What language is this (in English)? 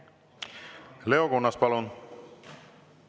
Estonian